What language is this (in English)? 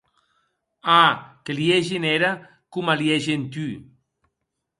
Occitan